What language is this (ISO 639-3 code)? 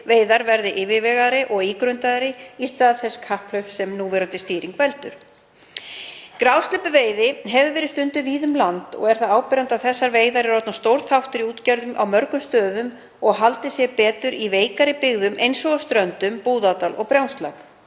isl